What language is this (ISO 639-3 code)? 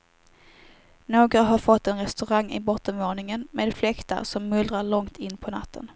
swe